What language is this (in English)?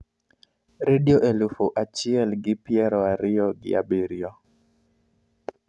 Luo (Kenya and Tanzania)